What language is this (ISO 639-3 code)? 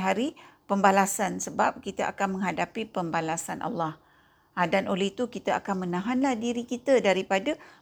msa